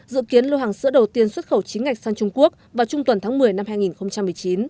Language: Vietnamese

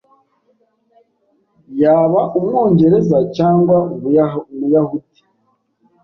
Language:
Kinyarwanda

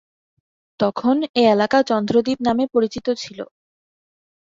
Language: Bangla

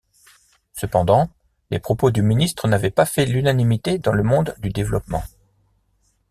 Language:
French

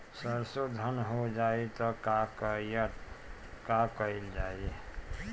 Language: Bhojpuri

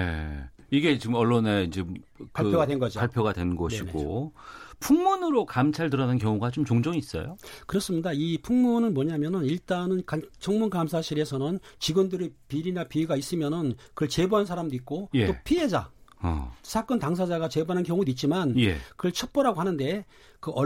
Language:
Korean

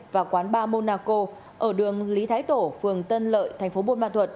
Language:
Vietnamese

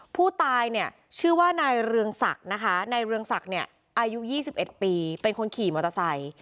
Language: Thai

